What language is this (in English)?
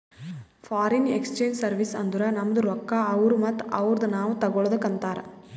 Kannada